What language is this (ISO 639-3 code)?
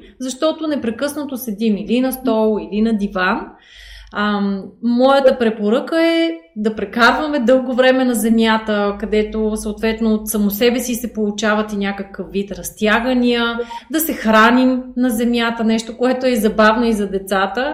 bul